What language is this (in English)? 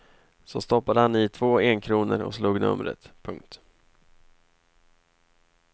Swedish